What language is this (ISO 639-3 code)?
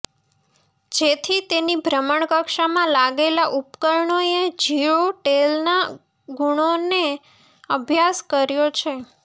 guj